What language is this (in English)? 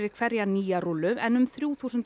Icelandic